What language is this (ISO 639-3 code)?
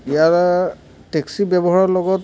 asm